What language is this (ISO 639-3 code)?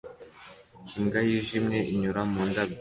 kin